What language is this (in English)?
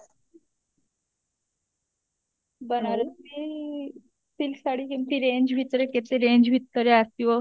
Odia